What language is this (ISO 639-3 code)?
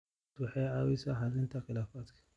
som